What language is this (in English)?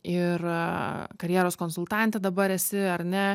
Lithuanian